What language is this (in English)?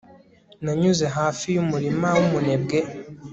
Kinyarwanda